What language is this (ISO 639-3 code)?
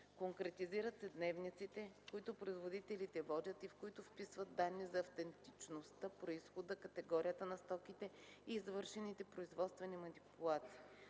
bul